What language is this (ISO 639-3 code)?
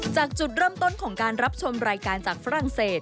tha